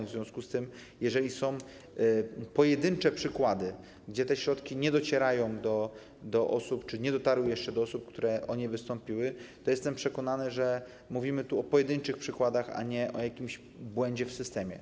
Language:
Polish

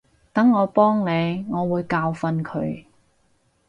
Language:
Cantonese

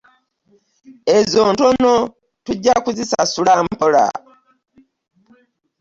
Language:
Ganda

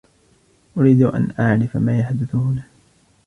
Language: Arabic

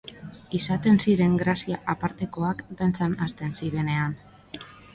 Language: Basque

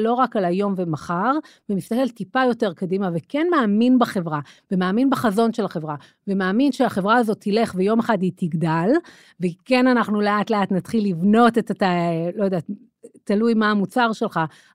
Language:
Hebrew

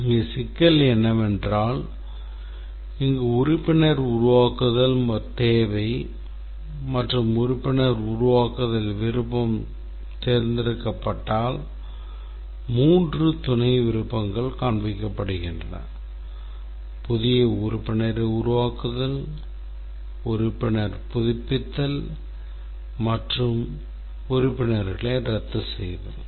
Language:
Tamil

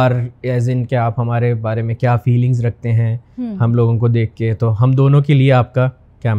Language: Urdu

